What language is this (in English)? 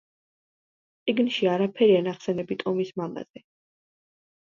Georgian